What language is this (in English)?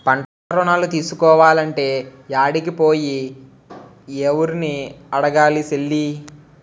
Telugu